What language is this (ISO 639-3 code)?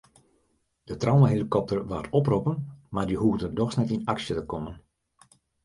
fry